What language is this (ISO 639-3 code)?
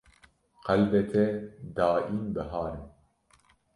kur